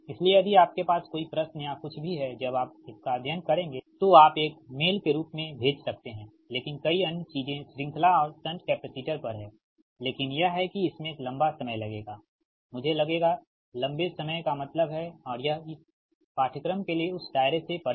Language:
Hindi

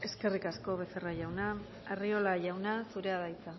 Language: Basque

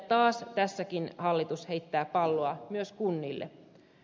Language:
Finnish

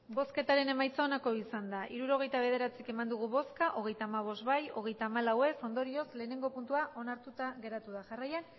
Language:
Basque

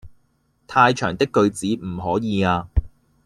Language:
Cantonese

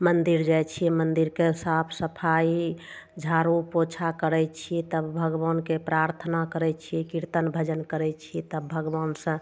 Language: Maithili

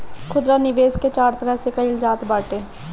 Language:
Bhojpuri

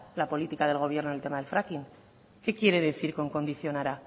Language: Spanish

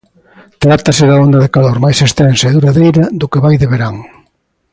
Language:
Galician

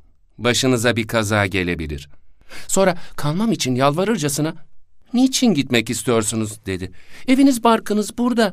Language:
Turkish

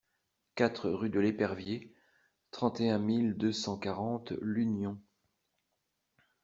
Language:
French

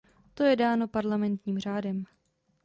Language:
Czech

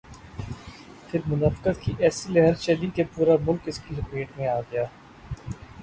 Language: Urdu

